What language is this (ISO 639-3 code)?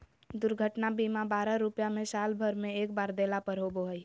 mag